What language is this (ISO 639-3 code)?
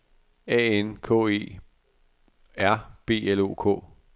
dan